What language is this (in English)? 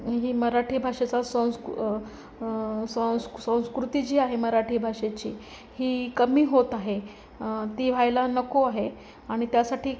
Marathi